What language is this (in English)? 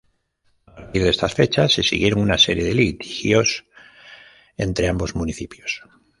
Spanish